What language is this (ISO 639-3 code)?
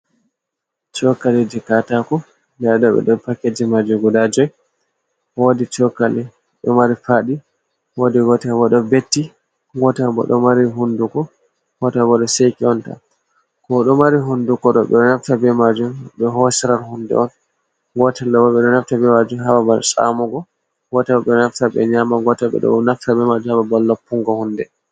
ful